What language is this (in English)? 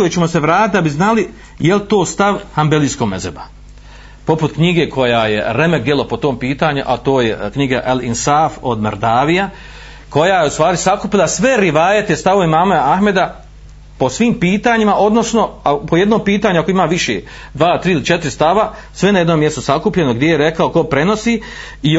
Croatian